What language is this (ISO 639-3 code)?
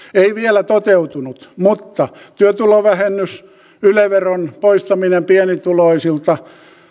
fin